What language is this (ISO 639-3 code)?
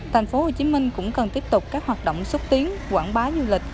vie